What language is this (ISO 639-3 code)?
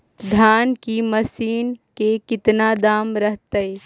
mag